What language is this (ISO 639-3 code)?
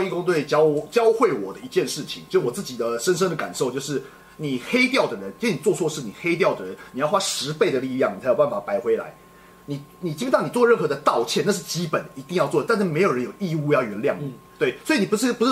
zho